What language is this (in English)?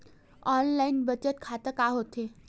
Chhattisgarhi